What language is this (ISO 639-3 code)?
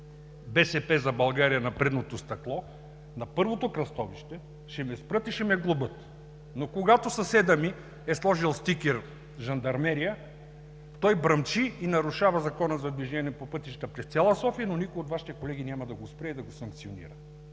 bul